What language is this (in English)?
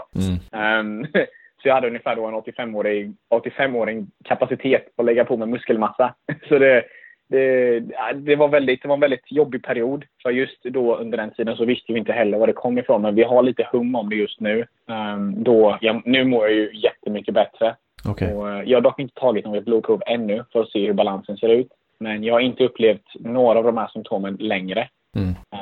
Swedish